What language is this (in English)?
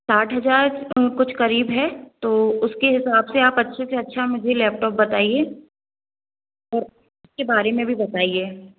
Hindi